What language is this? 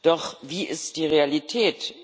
German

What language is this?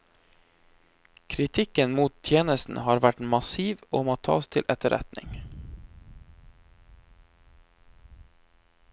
Norwegian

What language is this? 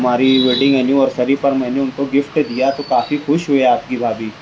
Urdu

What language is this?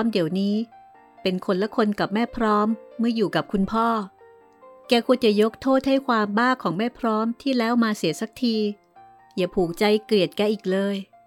Thai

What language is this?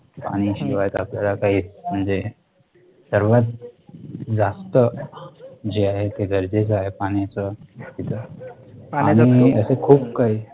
Marathi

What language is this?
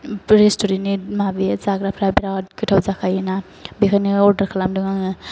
Bodo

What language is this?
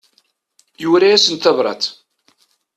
Kabyle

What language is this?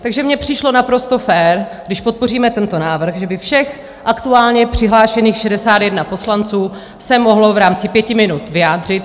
Czech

